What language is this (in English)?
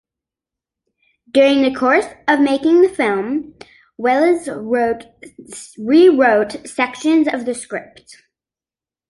English